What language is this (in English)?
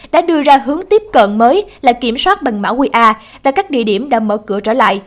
Vietnamese